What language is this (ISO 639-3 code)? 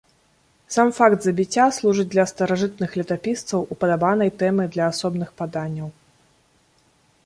bel